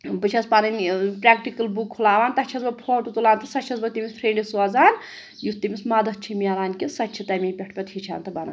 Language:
Kashmiri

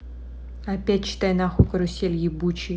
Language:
Russian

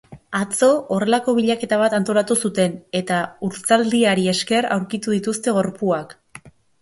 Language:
Basque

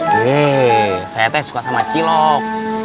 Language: Indonesian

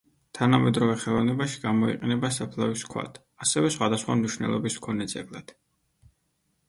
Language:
Georgian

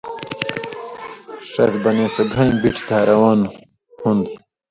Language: Indus Kohistani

